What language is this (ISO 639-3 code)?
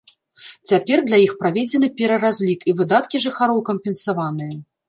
bel